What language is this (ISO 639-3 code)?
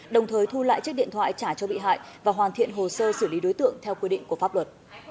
vie